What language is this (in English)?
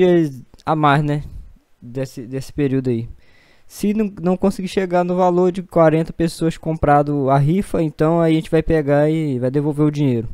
Portuguese